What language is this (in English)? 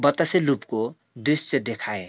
Nepali